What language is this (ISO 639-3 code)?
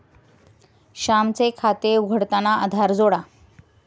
mar